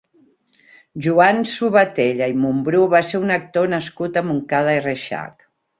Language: Catalan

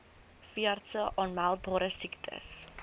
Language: Afrikaans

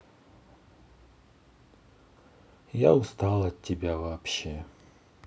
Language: Russian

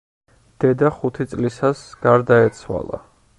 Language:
Georgian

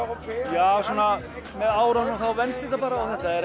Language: Icelandic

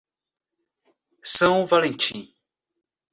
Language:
Portuguese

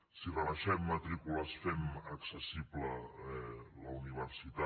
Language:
Catalan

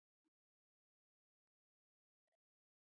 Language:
Georgian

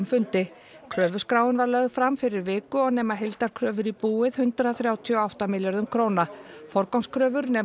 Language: Icelandic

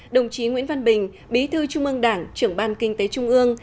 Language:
Vietnamese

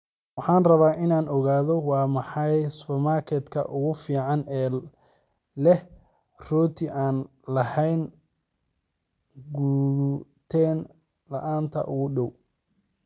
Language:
Somali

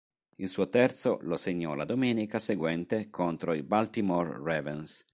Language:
Italian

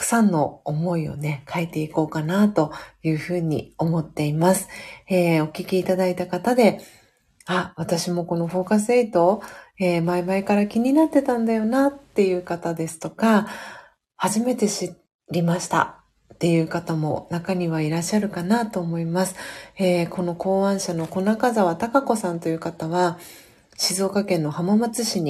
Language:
Japanese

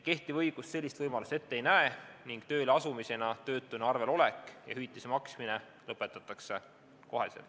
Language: Estonian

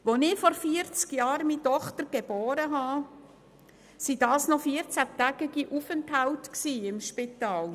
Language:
Swiss German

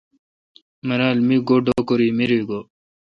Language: Kalkoti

